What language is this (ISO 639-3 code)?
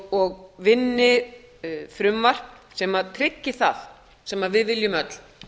isl